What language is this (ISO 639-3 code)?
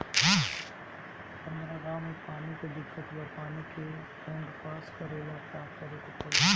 bho